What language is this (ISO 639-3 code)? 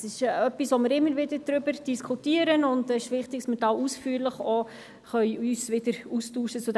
gsw